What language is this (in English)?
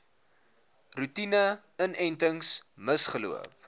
Afrikaans